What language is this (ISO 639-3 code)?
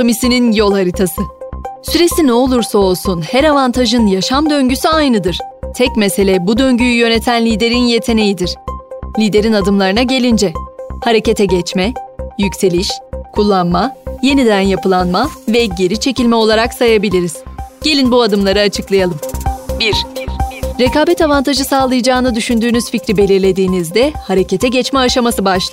tur